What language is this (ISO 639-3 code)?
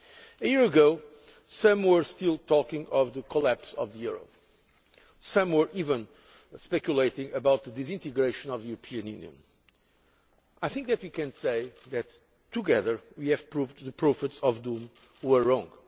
eng